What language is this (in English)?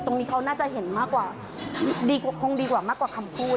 Thai